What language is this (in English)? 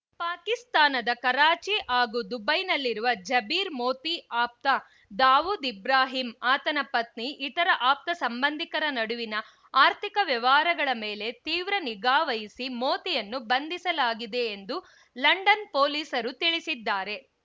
Kannada